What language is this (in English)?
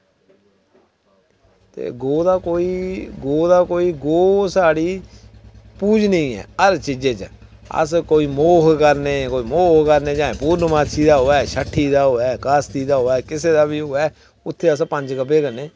Dogri